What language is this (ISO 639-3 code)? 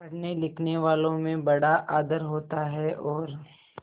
hin